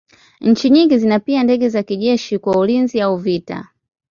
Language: Swahili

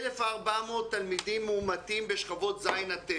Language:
Hebrew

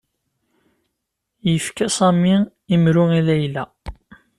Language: Kabyle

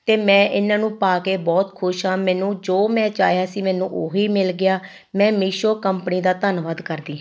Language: Punjabi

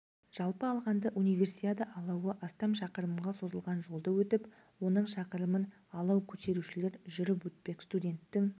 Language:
Kazakh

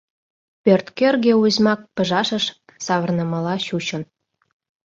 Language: Mari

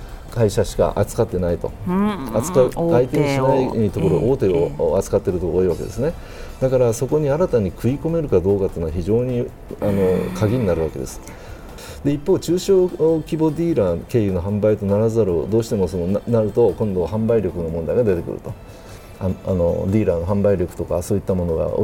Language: Japanese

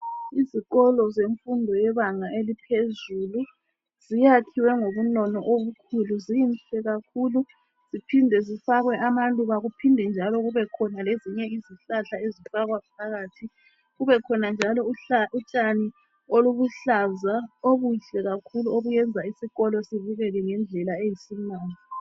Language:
North Ndebele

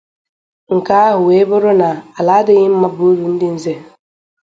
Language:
Igbo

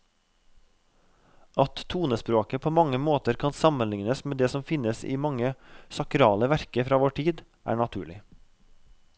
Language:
Norwegian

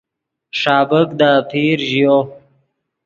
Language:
Yidgha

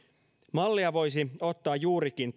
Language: Finnish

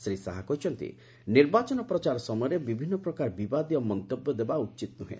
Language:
Odia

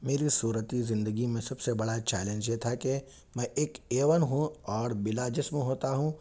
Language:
Urdu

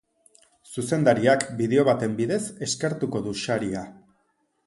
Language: Basque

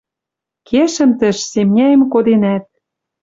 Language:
Western Mari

